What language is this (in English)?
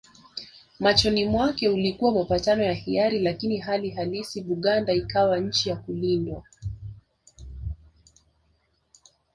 Swahili